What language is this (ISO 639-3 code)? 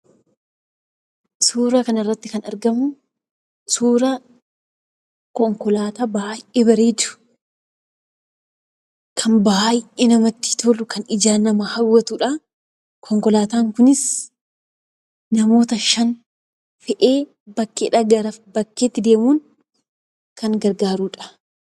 orm